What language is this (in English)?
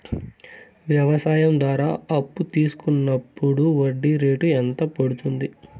Telugu